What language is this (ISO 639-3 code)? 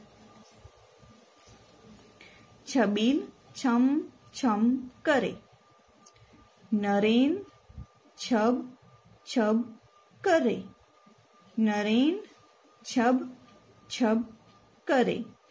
guj